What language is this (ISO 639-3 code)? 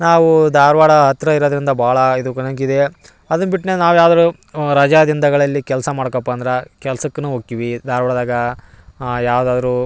kan